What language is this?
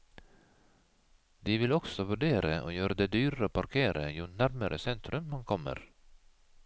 Norwegian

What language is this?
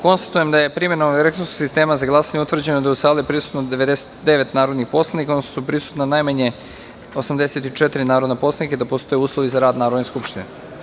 Serbian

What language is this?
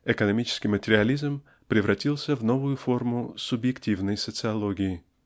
Russian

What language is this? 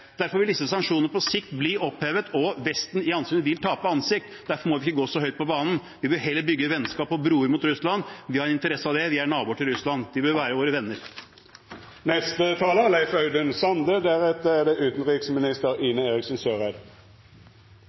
Norwegian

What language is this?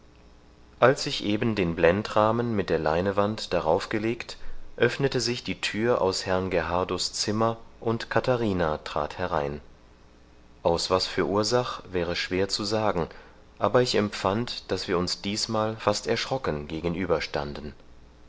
German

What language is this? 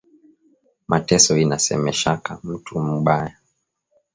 Swahili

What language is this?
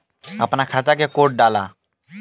Bhojpuri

